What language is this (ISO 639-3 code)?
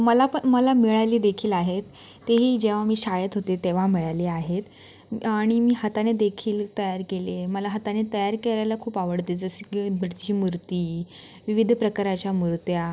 mar